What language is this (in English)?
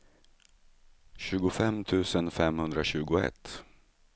Swedish